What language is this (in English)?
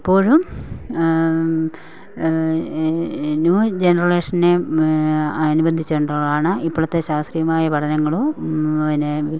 Malayalam